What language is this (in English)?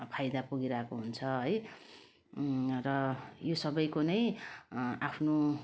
Nepali